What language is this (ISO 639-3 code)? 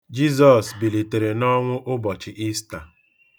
ibo